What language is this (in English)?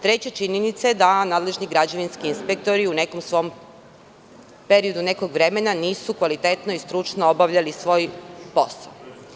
Serbian